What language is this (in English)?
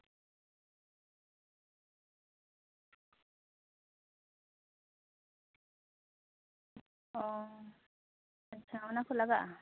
Santali